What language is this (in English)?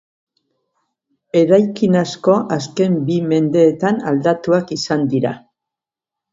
Basque